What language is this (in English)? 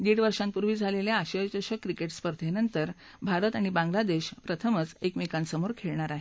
Marathi